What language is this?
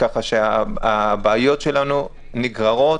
Hebrew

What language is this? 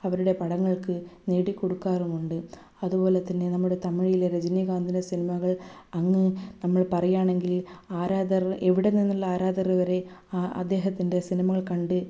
Malayalam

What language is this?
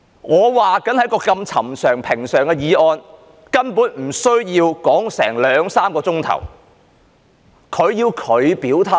Cantonese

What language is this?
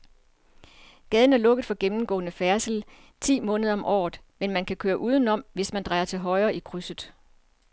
Danish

